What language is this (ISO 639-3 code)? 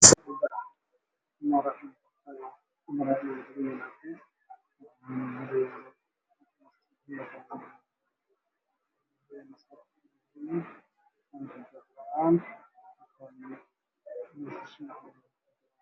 som